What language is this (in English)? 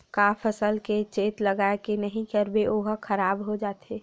Chhattisgarhi